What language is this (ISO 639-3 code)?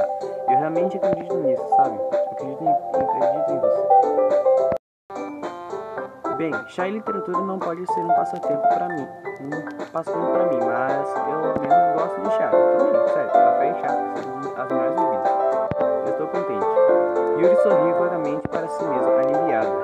por